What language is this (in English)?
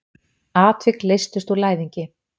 Icelandic